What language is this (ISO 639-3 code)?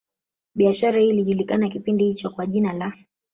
swa